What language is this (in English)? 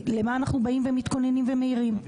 Hebrew